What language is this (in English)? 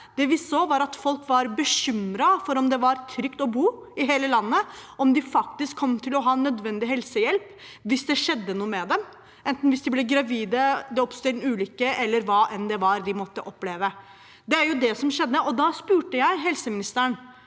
Norwegian